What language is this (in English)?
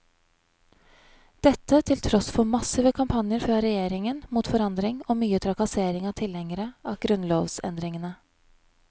Norwegian